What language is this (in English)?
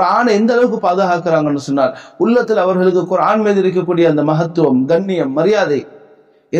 Tamil